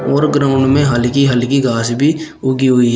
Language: Hindi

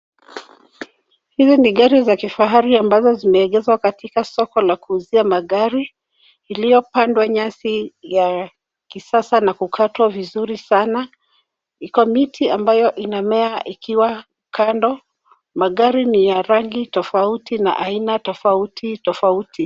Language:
Swahili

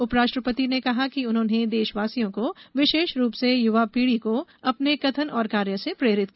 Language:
Hindi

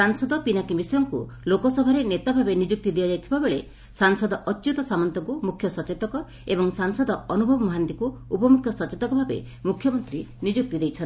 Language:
Odia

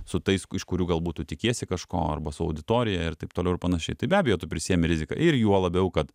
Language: Lithuanian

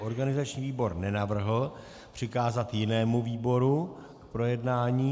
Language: Czech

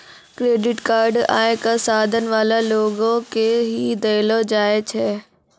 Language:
Maithili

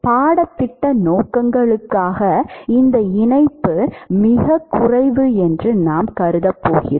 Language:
Tamil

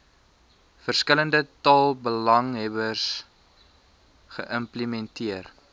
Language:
Afrikaans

